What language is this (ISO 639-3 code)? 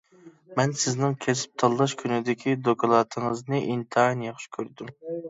uig